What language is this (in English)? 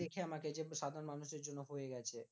Bangla